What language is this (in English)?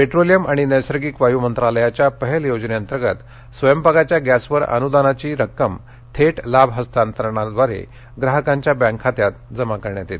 Marathi